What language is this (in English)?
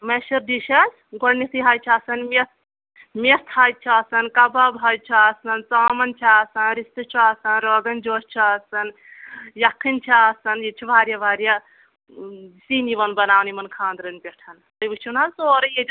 Kashmiri